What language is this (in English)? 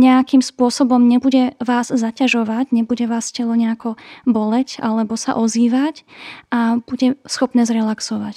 Slovak